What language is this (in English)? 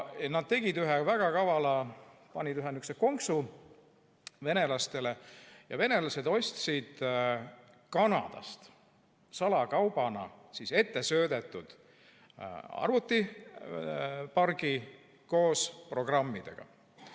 Estonian